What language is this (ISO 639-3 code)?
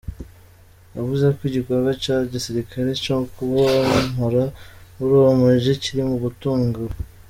kin